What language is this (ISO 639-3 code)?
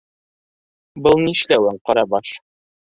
bak